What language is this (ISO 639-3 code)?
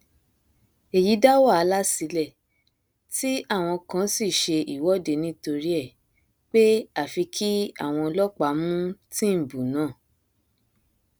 yor